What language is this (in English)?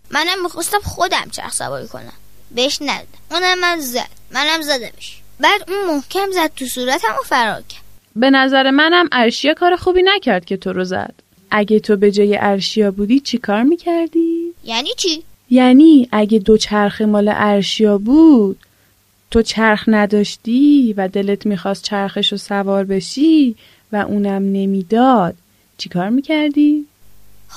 Persian